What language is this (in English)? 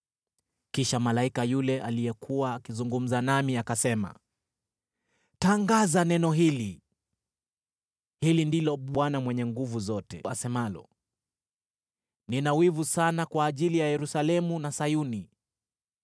Swahili